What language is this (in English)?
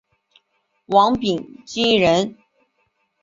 Chinese